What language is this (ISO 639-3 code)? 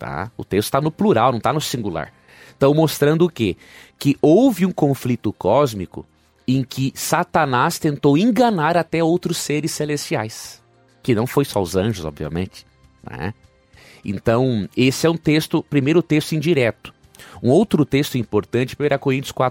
por